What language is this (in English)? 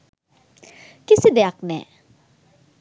Sinhala